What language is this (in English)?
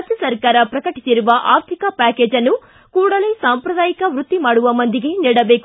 Kannada